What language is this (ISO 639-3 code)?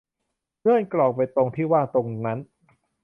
tha